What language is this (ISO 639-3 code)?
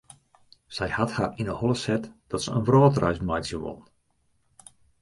fry